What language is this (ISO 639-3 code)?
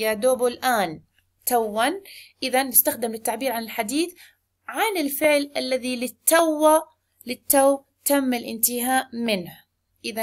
ara